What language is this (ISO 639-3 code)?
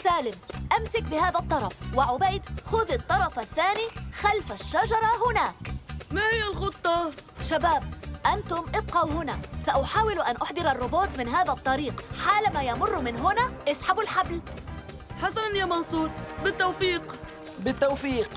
ara